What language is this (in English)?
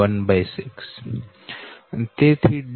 Gujarati